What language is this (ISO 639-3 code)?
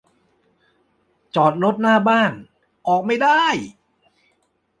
tha